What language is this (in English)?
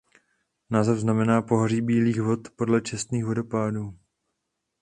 Czech